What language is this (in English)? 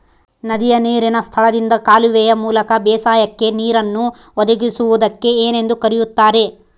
Kannada